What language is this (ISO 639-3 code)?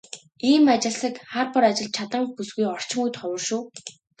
mon